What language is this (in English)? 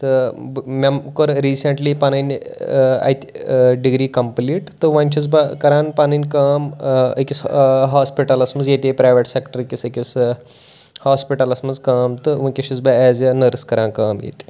Kashmiri